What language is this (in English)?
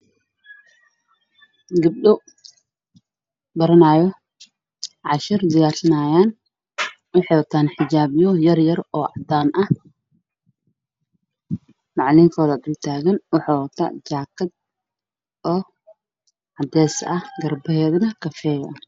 Somali